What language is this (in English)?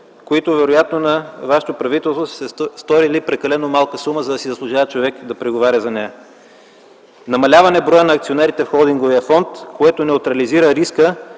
Bulgarian